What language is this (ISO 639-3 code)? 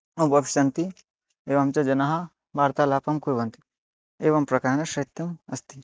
san